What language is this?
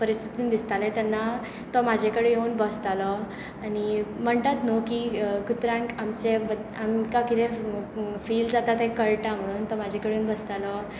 Konkani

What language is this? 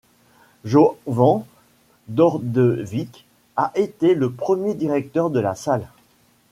French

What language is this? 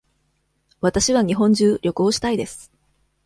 Japanese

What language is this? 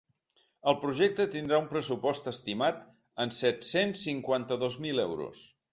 Catalan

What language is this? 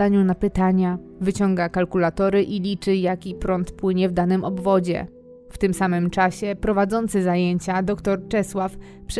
Polish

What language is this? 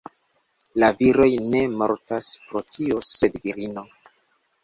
Esperanto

